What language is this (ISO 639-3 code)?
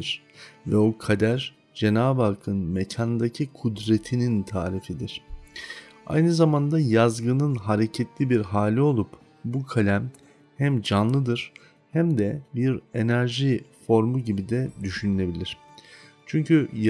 tur